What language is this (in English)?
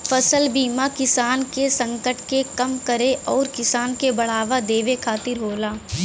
Bhojpuri